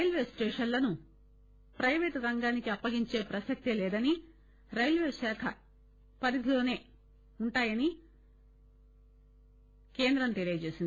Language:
Telugu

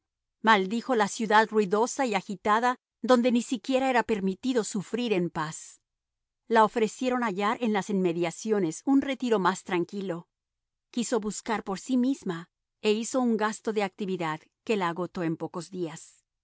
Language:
Spanish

